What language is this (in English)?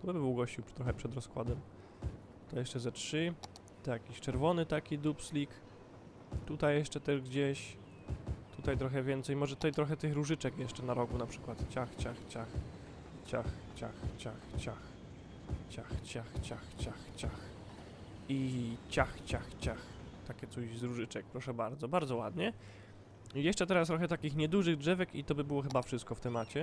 Polish